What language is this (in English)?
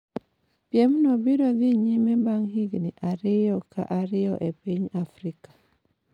Luo (Kenya and Tanzania)